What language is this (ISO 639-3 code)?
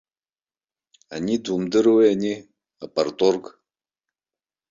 abk